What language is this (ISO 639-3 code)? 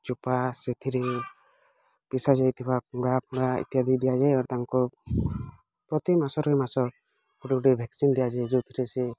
ori